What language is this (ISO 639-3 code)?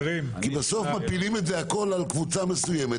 heb